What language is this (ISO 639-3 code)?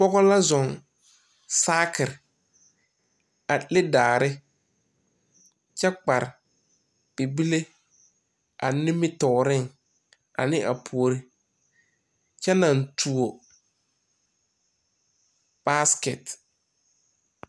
dga